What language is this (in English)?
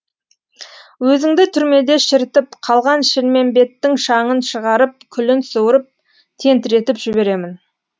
Kazakh